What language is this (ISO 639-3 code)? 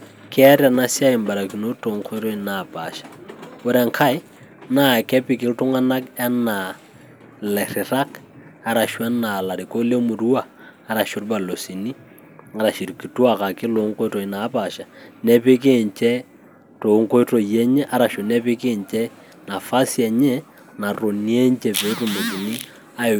mas